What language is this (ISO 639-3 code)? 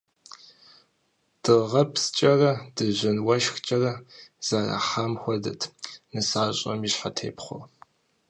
kbd